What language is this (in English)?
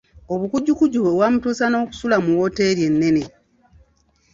Ganda